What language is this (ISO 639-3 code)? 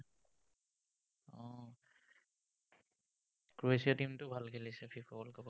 asm